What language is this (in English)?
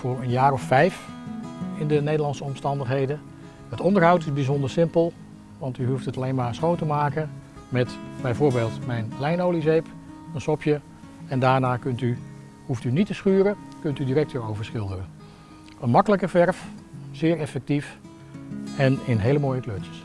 Dutch